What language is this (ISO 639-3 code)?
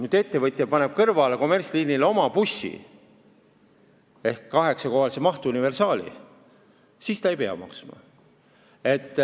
est